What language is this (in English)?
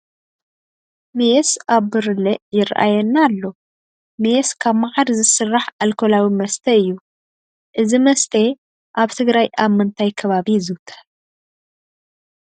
Tigrinya